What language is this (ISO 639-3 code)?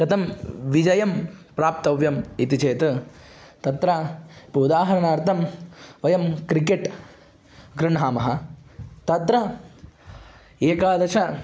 san